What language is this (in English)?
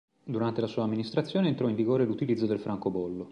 Italian